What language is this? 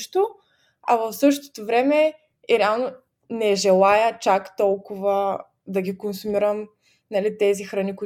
Bulgarian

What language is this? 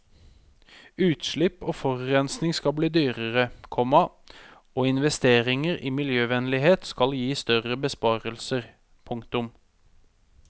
Norwegian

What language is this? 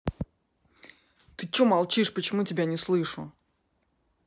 Russian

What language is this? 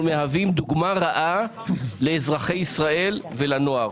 Hebrew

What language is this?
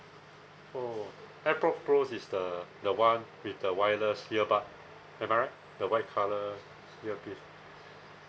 English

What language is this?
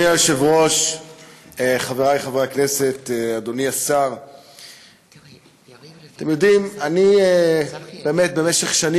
Hebrew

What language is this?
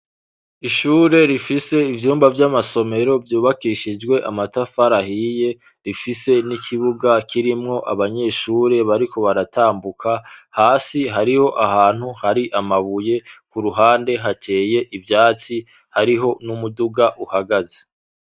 Rundi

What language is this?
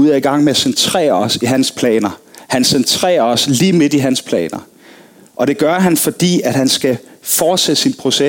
Danish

